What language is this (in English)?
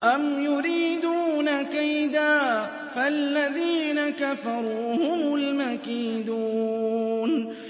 Arabic